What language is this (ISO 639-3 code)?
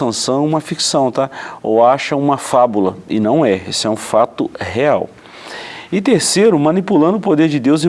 por